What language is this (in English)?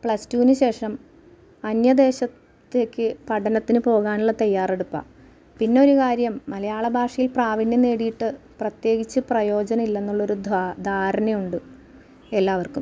Malayalam